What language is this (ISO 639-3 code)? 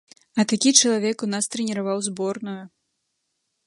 bel